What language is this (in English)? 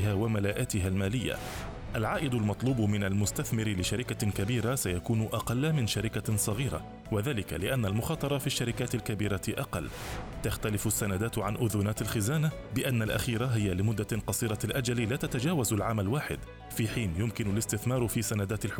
Arabic